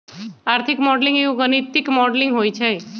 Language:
Magahi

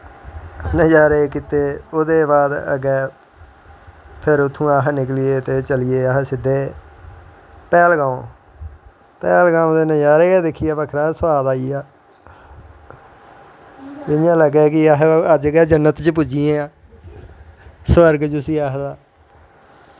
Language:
Dogri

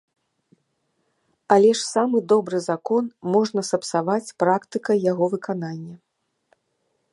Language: Belarusian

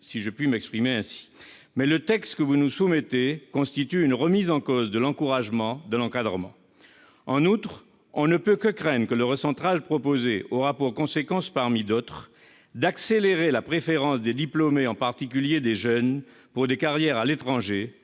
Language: French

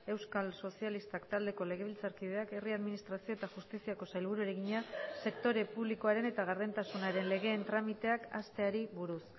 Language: Basque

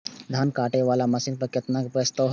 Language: Maithili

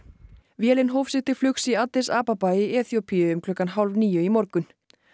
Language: Icelandic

